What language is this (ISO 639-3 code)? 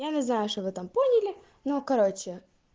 rus